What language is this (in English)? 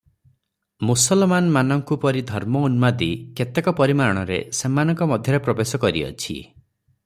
Odia